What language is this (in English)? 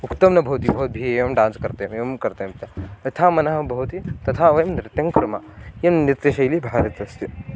Sanskrit